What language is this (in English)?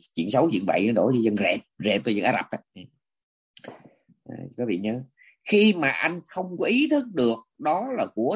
Vietnamese